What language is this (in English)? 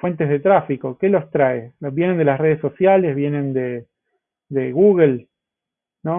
Spanish